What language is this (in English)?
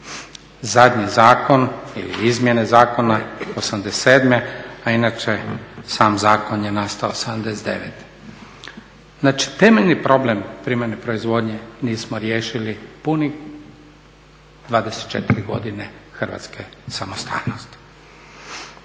Croatian